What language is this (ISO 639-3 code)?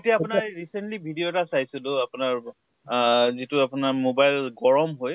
asm